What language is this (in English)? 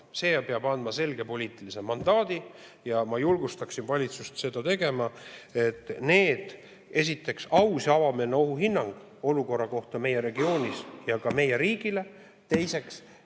Estonian